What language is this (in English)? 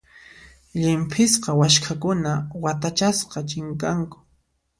Puno Quechua